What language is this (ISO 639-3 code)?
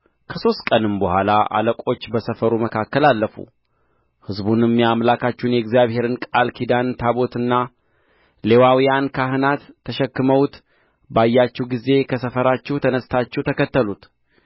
amh